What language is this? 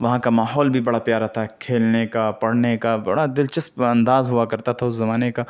Urdu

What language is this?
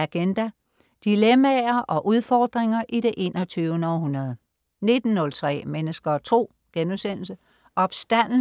Danish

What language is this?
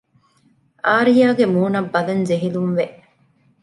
Divehi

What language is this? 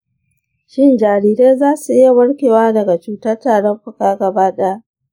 Hausa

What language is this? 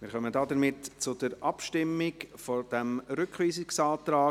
Swiss German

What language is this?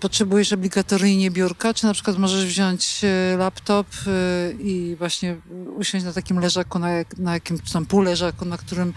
Polish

